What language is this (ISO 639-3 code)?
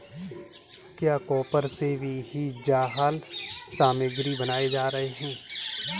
hin